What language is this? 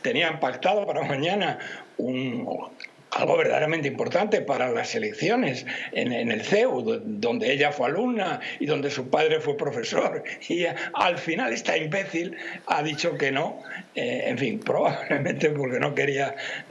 Spanish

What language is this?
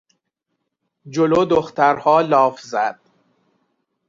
Persian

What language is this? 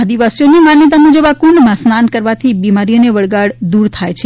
Gujarati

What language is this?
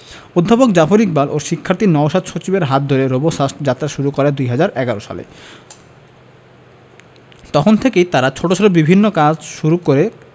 Bangla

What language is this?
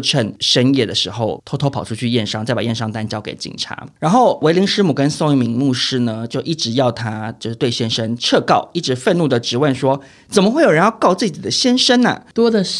Chinese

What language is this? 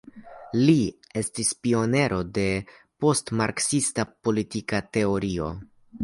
Esperanto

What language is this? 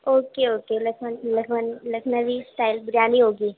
Urdu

